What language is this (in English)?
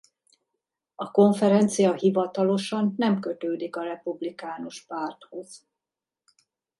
Hungarian